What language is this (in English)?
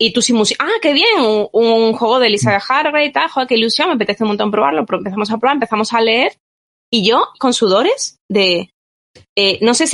Spanish